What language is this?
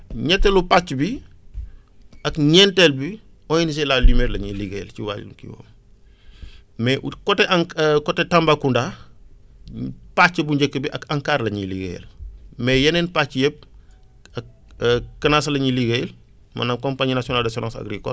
Wolof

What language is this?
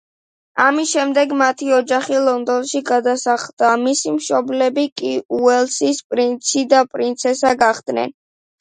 Georgian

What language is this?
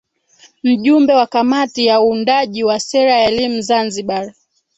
Swahili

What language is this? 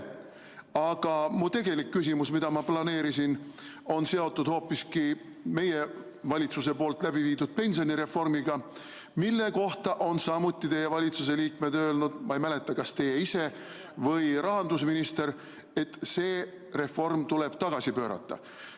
Estonian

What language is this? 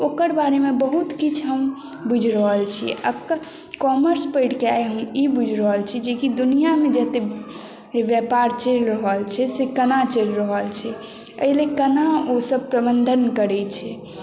Maithili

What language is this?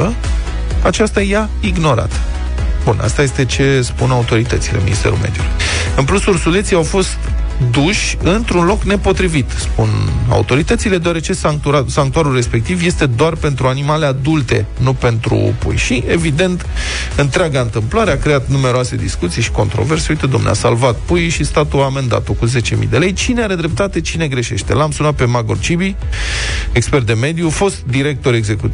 Romanian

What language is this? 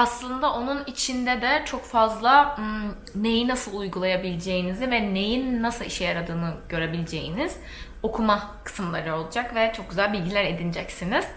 Turkish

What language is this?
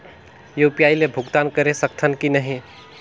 Chhattisgarhi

